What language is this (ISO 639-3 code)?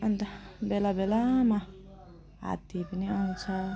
nep